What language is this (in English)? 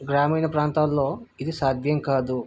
Telugu